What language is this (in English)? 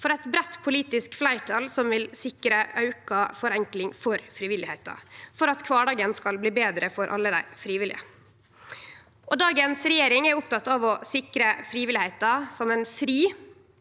Norwegian